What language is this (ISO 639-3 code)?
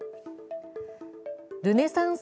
jpn